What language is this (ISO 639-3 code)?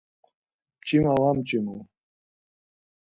lzz